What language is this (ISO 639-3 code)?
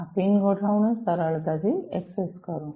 guj